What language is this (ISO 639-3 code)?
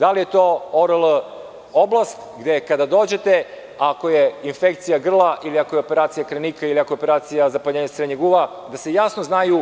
srp